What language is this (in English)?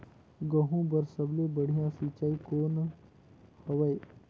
Chhattisgarhi